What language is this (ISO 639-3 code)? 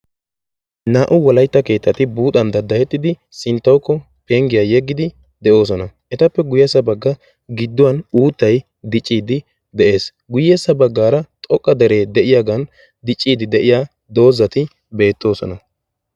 wal